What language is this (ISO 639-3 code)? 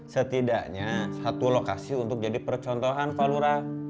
ind